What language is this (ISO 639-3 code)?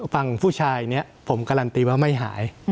tha